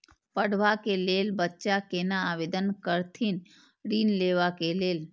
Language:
Maithili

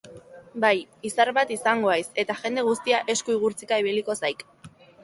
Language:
Basque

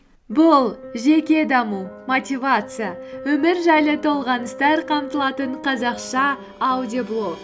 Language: Kazakh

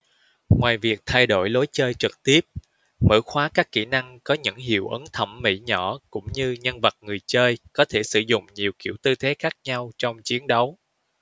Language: Vietnamese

